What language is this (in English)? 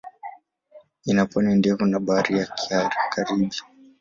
Swahili